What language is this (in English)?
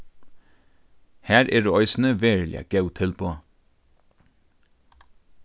Faroese